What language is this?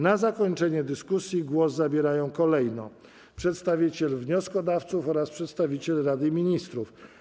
Polish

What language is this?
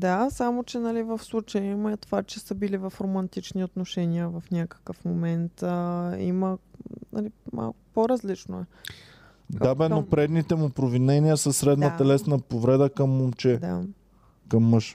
Bulgarian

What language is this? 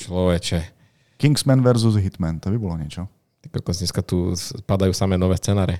Slovak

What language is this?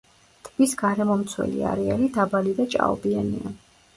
Georgian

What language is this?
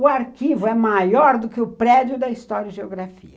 Portuguese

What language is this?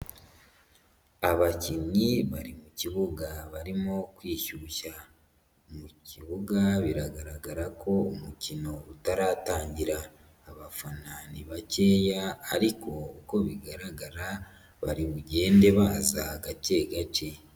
Kinyarwanda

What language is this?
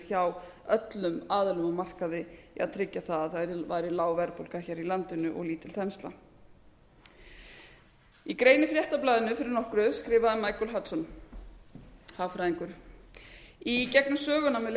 Icelandic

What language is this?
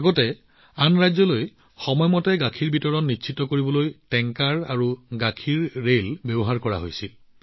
Assamese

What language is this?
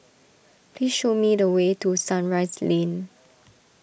English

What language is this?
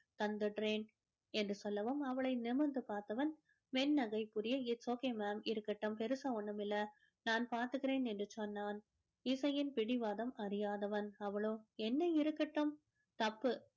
Tamil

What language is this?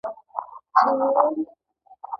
Pashto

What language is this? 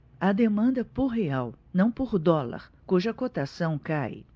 Portuguese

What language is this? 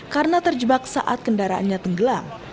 Indonesian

